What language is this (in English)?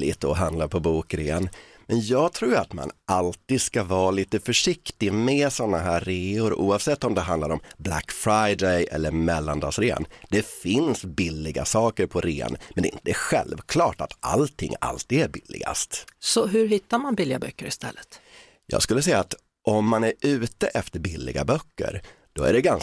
Swedish